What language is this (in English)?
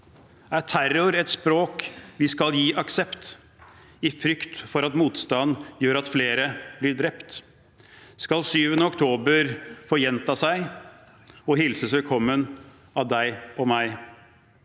Norwegian